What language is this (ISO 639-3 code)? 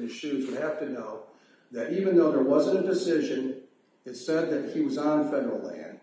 eng